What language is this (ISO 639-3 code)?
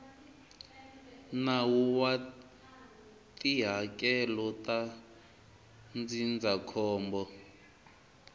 tso